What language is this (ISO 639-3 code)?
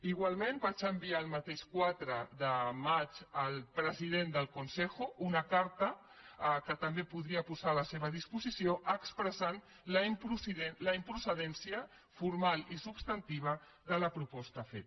cat